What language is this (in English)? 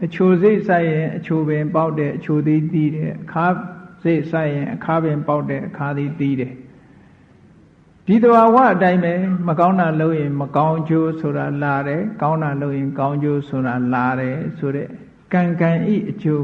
Burmese